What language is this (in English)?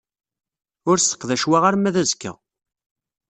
Kabyle